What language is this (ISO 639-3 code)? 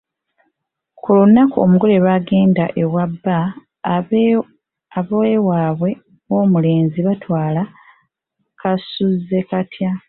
lug